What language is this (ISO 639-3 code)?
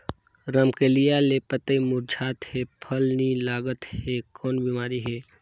hne